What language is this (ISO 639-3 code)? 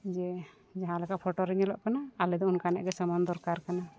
sat